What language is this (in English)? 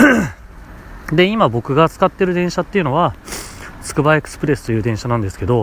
Japanese